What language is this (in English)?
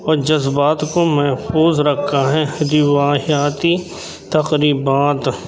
Urdu